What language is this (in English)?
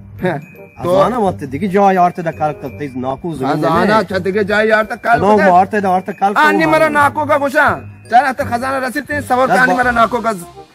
Arabic